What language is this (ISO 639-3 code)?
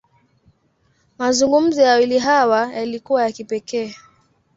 swa